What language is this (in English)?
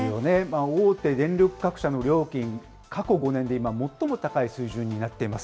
Japanese